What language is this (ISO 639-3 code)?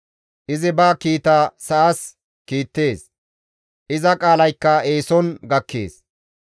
gmv